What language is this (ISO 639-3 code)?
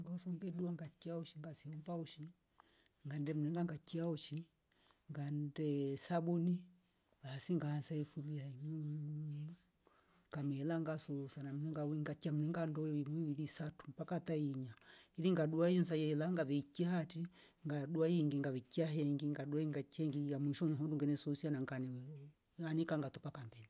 rof